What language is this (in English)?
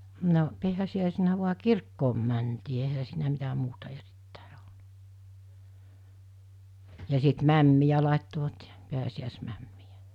Finnish